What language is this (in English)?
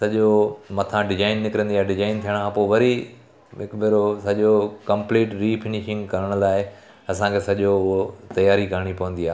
Sindhi